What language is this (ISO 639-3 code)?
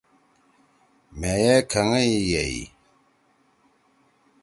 trw